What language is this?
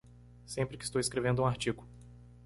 Portuguese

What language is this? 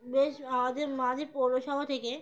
Bangla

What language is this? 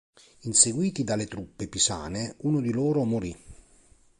Italian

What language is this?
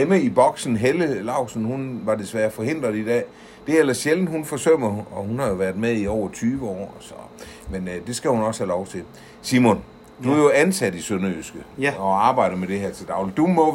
Danish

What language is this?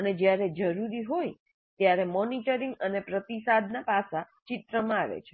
Gujarati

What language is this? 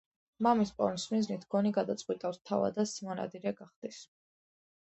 Georgian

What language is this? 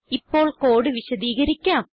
Malayalam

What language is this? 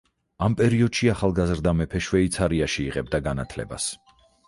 Georgian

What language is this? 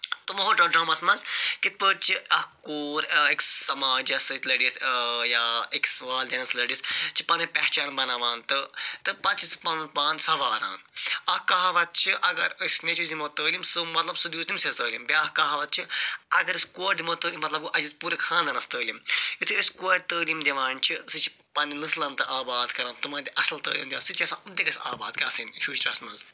Kashmiri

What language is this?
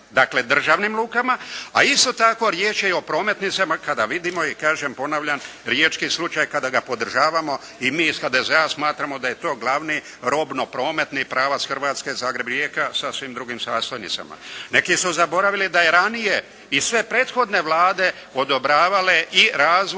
Croatian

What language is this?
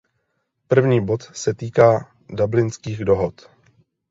Czech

